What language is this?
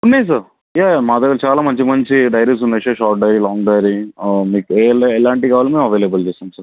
Telugu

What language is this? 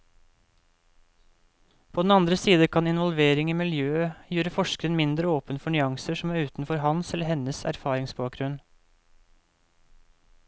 Norwegian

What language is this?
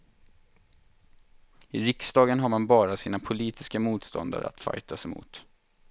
Swedish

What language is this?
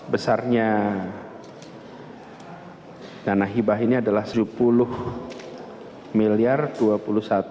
Indonesian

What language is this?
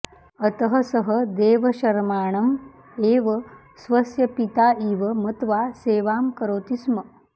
Sanskrit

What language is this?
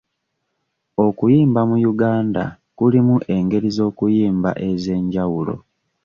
Ganda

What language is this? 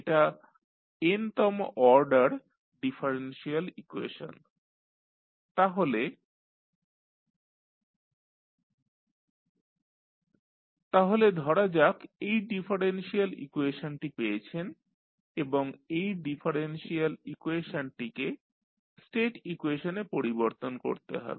Bangla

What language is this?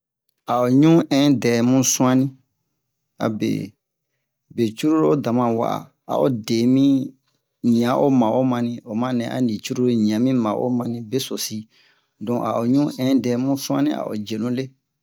Bomu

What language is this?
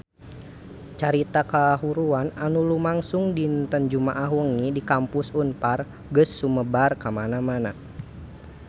Sundanese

